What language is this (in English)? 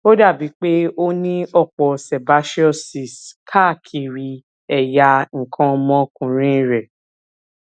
Yoruba